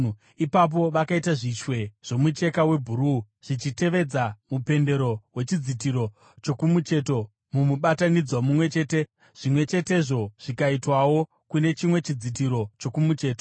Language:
Shona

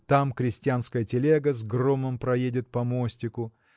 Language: Russian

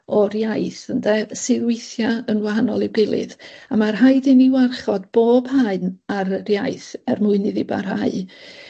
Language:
Welsh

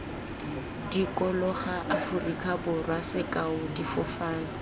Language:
Tswana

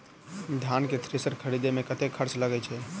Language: Maithili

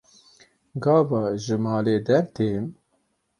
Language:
Kurdish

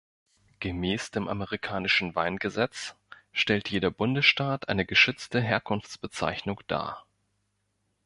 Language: German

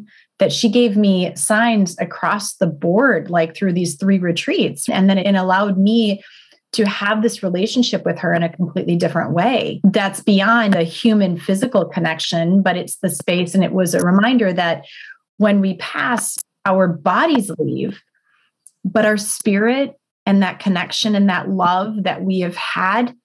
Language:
English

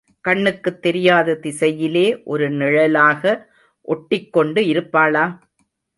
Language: Tamil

